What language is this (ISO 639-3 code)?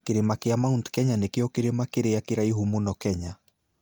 kik